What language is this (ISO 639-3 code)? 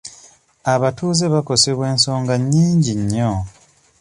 lug